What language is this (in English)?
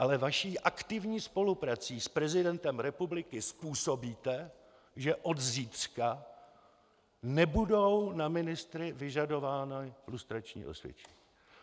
Czech